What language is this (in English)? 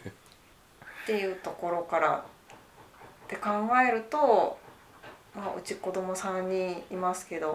Japanese